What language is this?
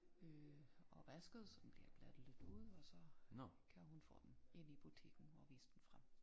Danish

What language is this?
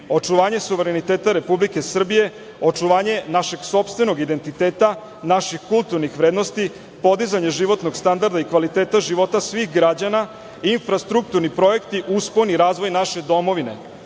Serbian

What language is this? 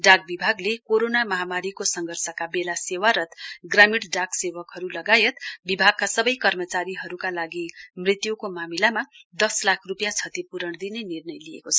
Nepali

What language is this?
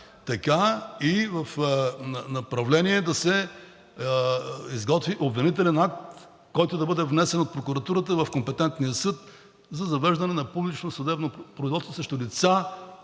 Bulgarian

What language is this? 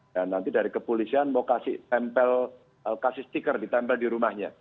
Indonesian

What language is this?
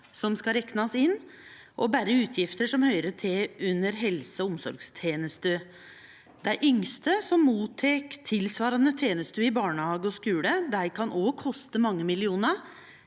Norwegian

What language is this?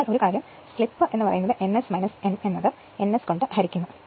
Malayalam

